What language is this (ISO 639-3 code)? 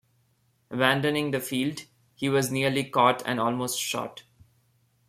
eng